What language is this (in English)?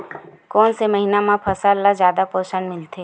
Chhattisgarhi